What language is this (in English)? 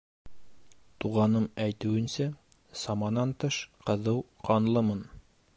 Bashkir